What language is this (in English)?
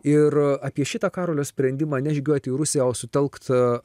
Lithuanian